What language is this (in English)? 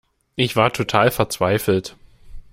German